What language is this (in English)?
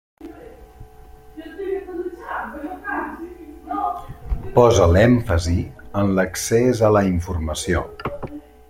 Catalan